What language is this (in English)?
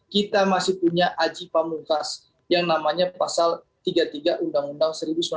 Indonesian